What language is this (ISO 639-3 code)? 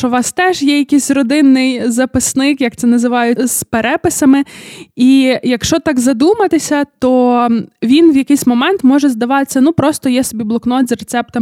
ukr